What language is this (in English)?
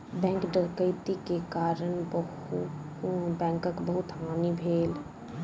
Maithili